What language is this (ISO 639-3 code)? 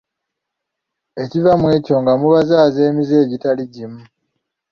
lug